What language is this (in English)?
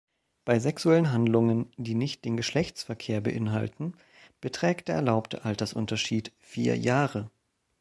German